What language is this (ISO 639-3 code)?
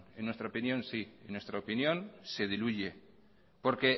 spa